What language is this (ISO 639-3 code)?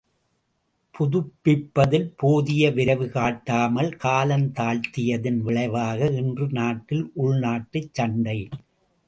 tam